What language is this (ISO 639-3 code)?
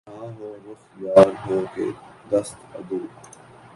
urd